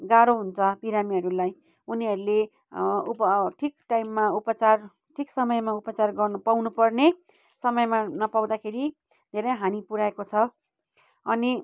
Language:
Nepali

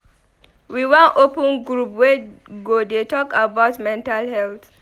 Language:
Nigerian Pidgin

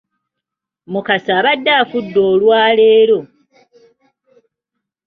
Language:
Ganda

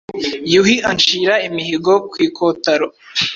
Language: Kinyarwanda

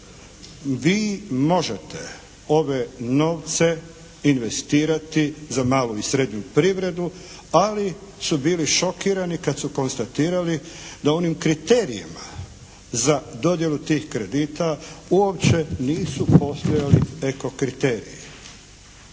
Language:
Croatian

